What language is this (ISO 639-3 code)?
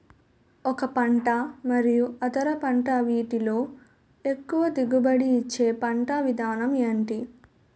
tel